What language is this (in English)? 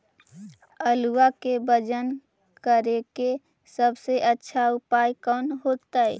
Magahi